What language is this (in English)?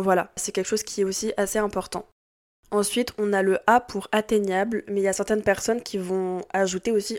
French